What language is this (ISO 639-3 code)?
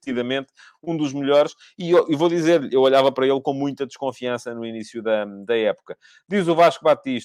por